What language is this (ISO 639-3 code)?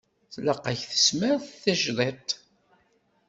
kab